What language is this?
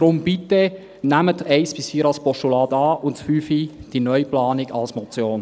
Swiss German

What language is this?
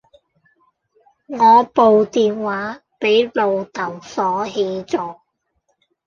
Cantonese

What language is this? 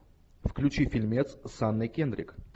Russian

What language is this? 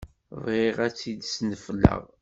Kabyle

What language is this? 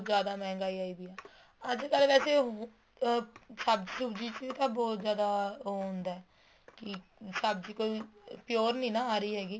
Punjabi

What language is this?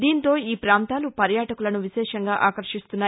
Telugu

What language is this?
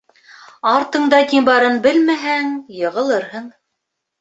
Bashkir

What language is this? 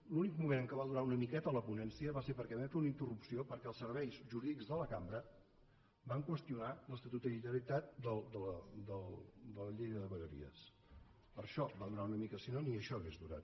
Catalan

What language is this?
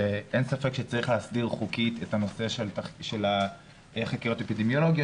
Hebrew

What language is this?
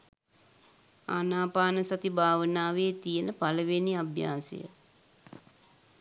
Sinhala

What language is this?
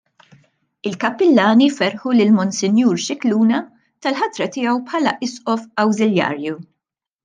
Maltese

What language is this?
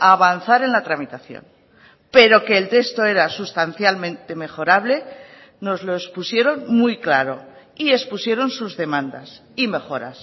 Spanish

